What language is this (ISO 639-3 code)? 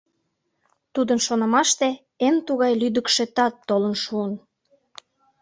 chm